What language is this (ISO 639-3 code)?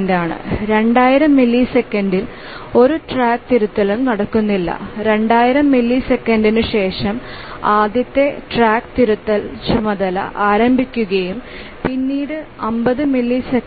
mal